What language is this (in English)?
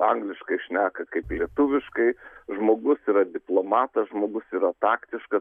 Lithuanian